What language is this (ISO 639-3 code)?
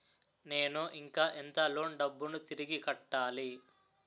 tel